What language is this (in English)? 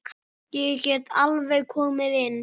Icelandic